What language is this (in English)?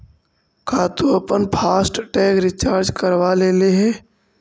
Magahi